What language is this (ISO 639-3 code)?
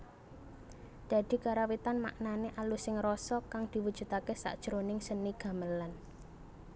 jav